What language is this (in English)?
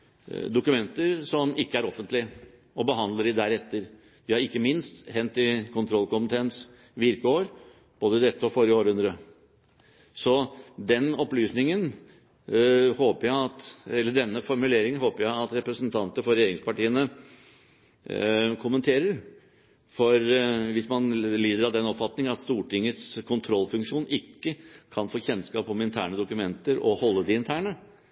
Norwegian Bokmål